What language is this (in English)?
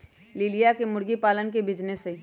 Magahi